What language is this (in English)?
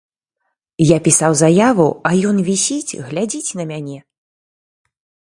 Belarusian